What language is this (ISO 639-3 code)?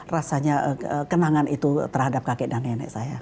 ind